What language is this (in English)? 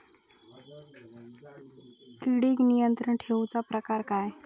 Marathi